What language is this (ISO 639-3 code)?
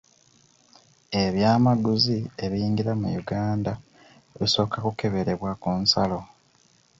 lug